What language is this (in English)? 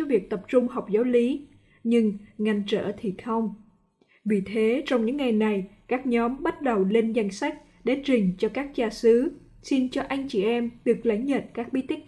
Vietnamese